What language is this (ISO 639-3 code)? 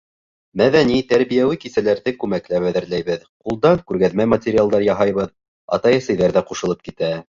bak